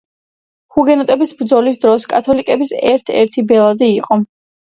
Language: Georgian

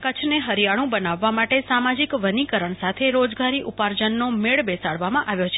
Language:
Gujarati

